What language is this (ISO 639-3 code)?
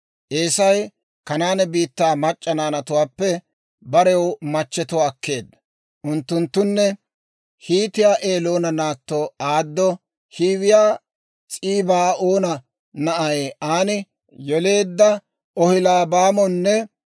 dwr